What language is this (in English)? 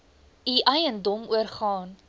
Afrikaans